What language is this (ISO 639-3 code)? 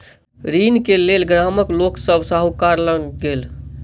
mai